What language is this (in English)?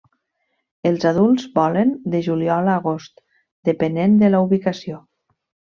Catalan